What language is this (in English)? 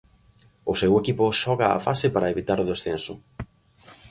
Galician